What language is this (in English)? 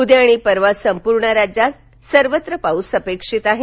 Marathi